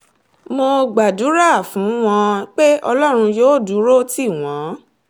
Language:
Yoruba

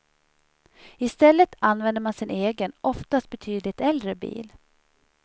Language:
Swedish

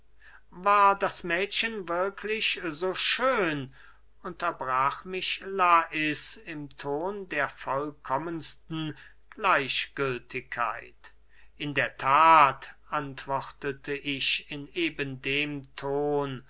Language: German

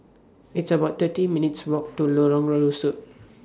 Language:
English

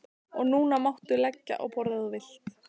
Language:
Icelandic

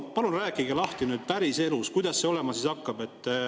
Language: Estonian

